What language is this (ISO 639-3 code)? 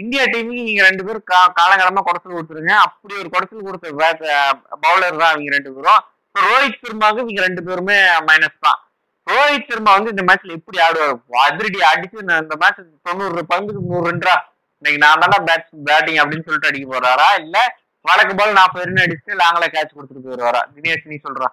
tam